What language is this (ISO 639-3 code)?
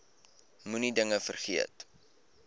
afr